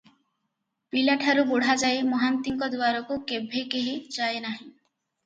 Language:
Odia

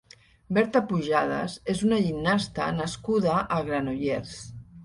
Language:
Catalan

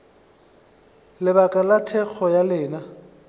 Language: Northern Sotho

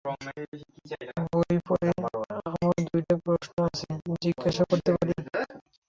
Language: Bangla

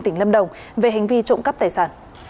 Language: Vietnamese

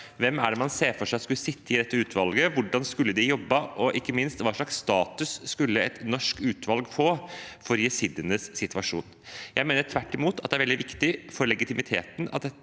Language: Norwegian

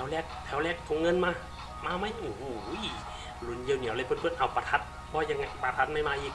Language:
Thai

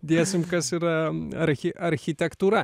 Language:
Lithuanian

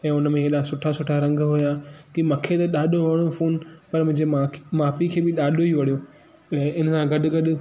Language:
Sindhi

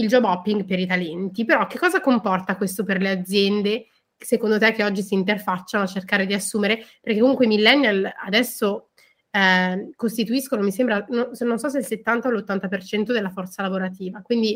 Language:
Italian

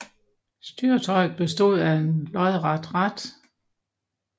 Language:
Danish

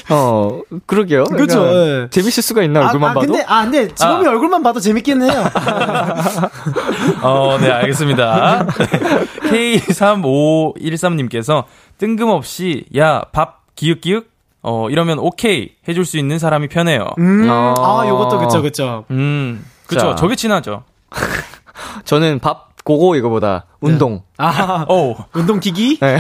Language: Korean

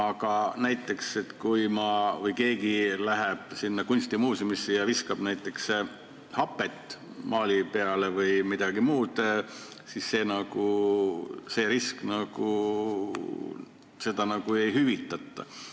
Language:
Estonian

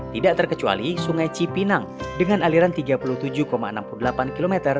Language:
Indonesian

